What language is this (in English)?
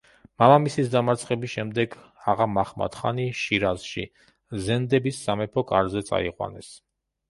Georgian